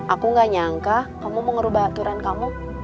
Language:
Indonesian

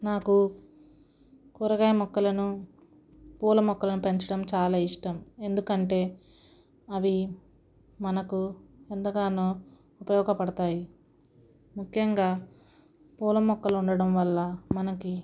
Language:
Telugu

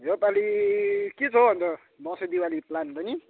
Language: Nepali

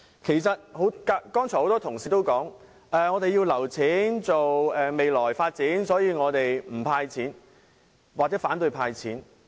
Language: Cantonese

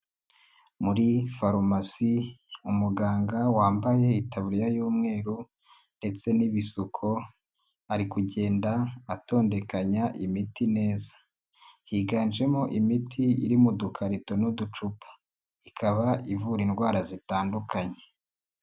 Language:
Kinyarwanda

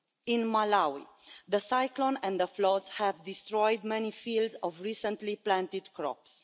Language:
English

